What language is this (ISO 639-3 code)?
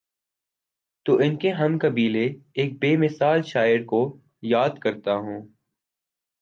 urd